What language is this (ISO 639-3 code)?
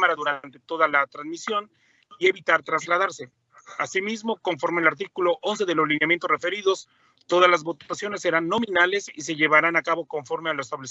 spa